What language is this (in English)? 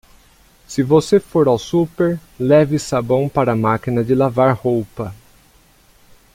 Portuguese